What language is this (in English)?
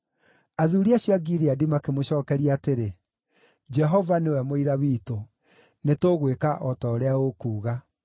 Kikuyu